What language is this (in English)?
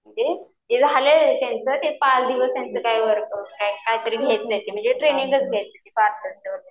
Marathi